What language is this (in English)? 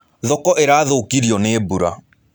Kikuyu